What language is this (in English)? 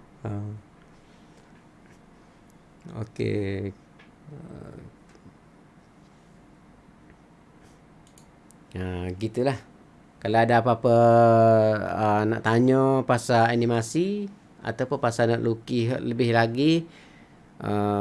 Malay